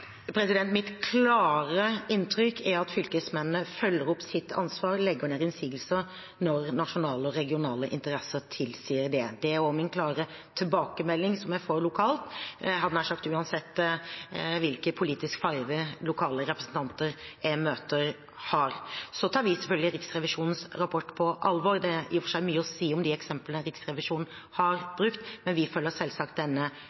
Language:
Norwegian Bokmål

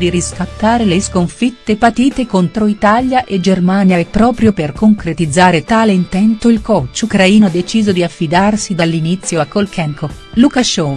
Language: Italian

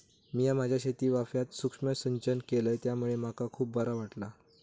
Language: Marathi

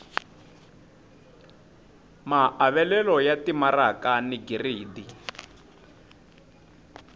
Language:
Tsonga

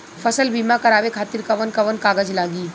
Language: Bhojpuri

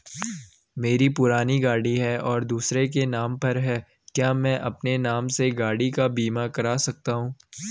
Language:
Hindi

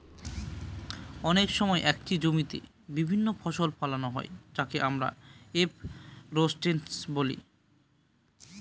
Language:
Bangla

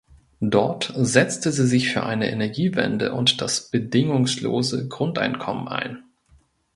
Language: German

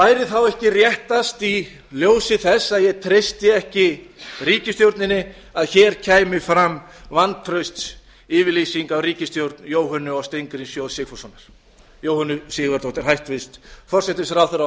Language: Icelandic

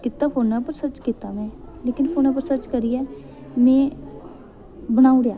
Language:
Dogri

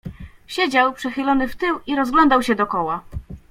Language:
Polish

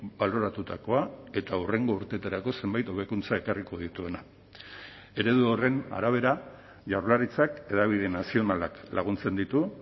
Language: Basque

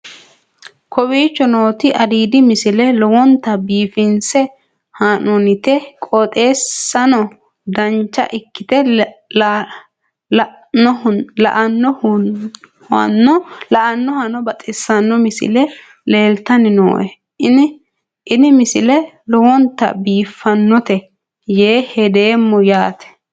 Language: Sidamo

